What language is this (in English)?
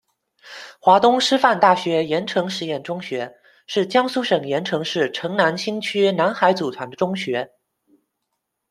Chinese